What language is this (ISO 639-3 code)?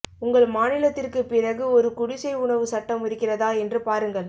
tam